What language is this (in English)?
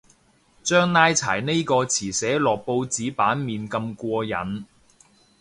Cantonese